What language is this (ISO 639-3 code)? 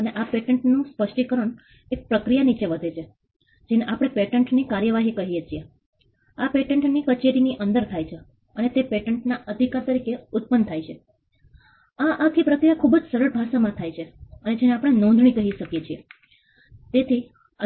guj